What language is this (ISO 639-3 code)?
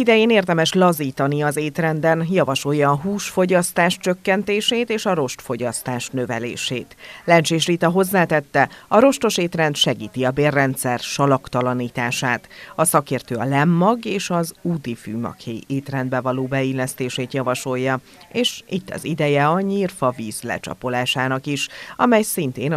hun